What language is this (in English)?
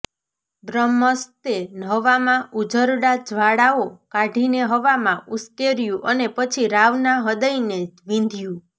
Gujarati